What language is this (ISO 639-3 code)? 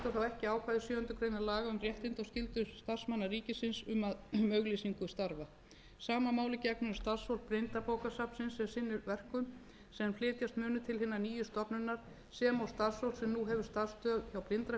isl